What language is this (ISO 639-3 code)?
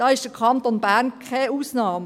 gsw